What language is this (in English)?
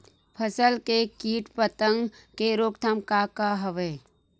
Chhattisgarhi